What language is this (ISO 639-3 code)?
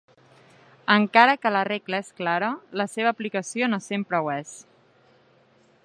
cat